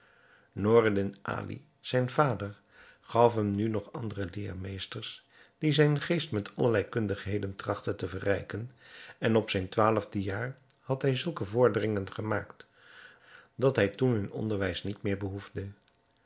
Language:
Dutch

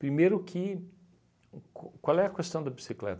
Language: Portuguese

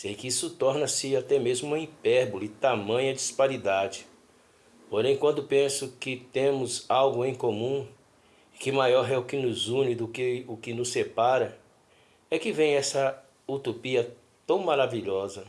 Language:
Portuguese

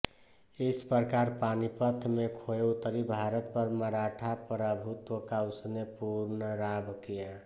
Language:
Hindi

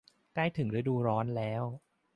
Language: Thai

